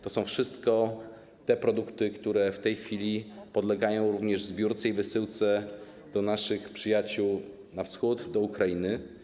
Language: Polish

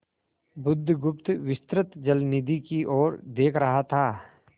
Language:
Hindi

